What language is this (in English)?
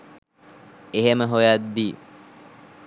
Sinhala